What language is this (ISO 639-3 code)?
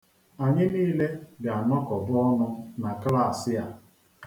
ibo